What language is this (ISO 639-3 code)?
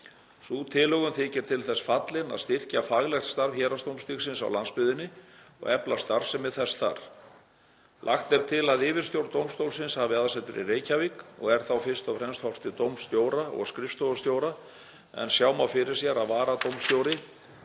isl